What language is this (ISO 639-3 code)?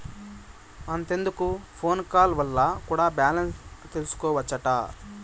tel